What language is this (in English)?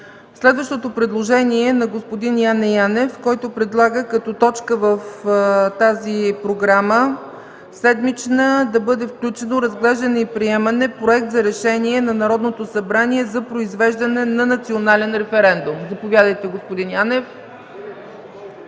Bulgarian